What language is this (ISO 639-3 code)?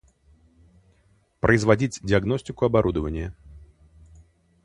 rus